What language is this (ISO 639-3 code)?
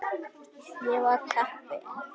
isl